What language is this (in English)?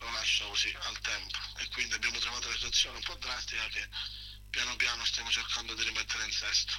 Italian